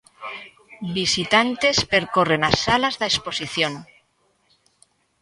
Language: Galician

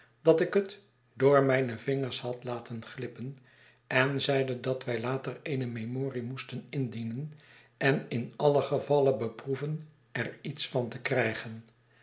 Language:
Dutch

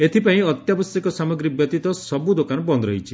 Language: Odia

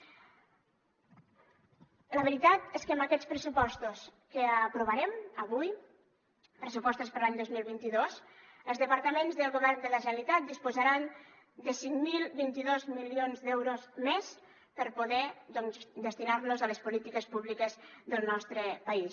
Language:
Catalan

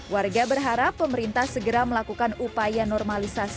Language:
Indonesian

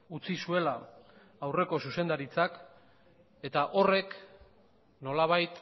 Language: Basque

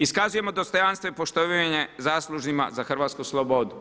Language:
Croatian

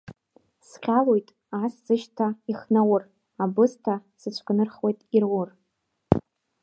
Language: Abkhazian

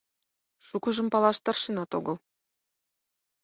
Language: Mari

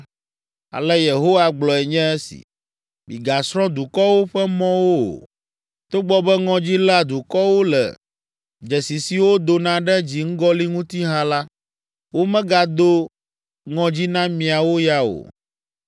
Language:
Ewe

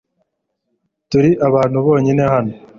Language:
Kinyarwanda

